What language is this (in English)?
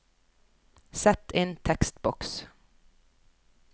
Norwegian